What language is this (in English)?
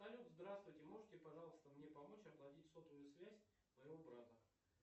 Russian